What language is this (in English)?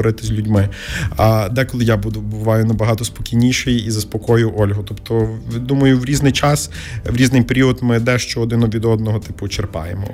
Ukrainian